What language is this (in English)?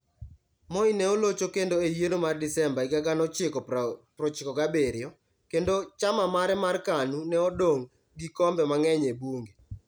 Luo (Kenya and Tanzania)